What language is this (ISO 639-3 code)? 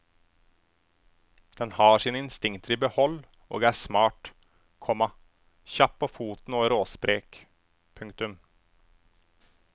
nor